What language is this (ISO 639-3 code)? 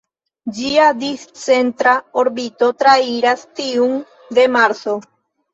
epo